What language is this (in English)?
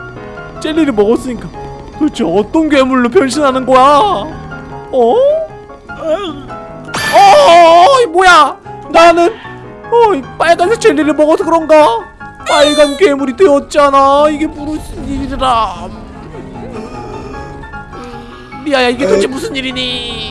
Korean